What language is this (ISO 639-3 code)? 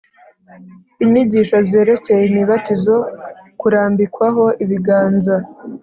kin